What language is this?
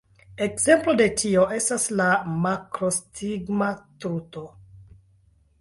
Esperanto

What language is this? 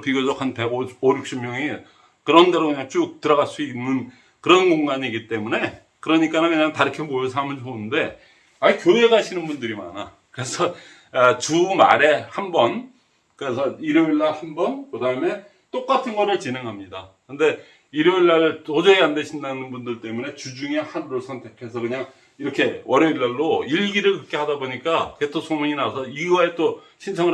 Korean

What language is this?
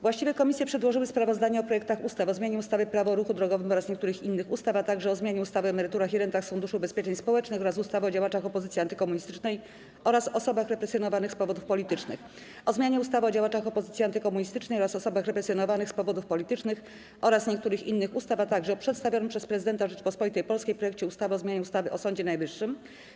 Polish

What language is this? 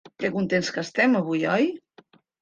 Catalan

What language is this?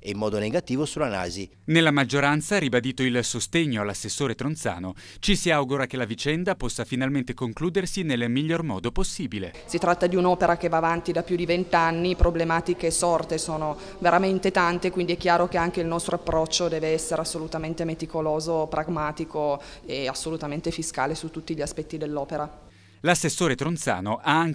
Italian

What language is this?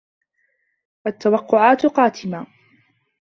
Arabic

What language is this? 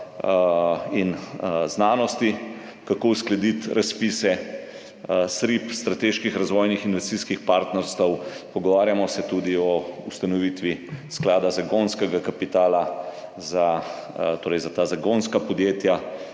Slovenian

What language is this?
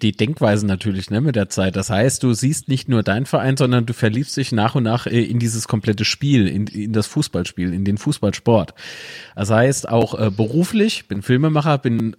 German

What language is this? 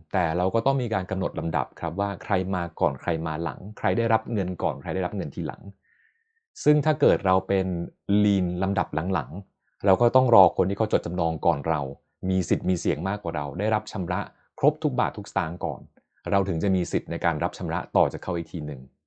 Thai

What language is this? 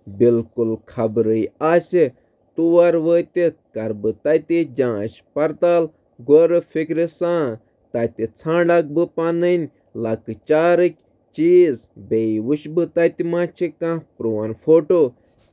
Kashmiri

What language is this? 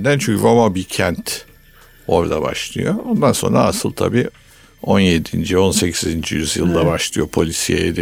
Turkish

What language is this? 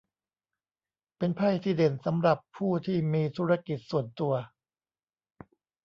Thai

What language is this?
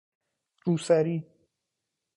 Persian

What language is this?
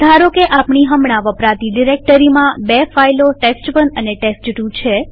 Gujarati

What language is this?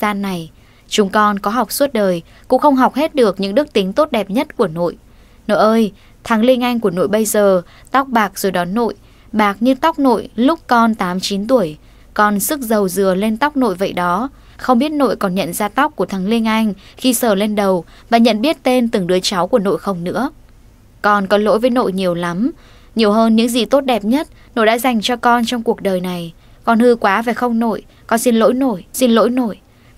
Vietnamese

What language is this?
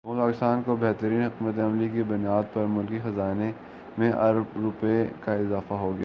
Urdu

